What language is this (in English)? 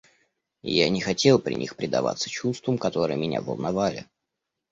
Russian